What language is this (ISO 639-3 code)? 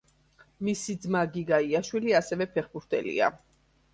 kat